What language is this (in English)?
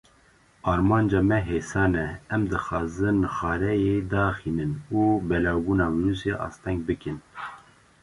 Kurdish